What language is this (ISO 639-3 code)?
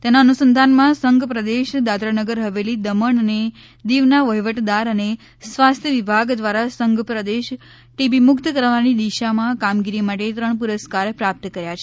guj